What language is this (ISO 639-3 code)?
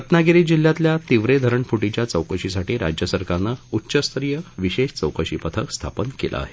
mar